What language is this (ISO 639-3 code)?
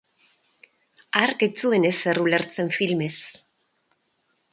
eus